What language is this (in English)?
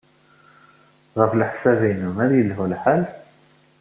Kabyle